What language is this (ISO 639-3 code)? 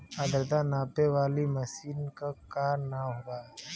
bho